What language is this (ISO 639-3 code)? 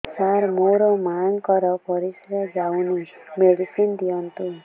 ori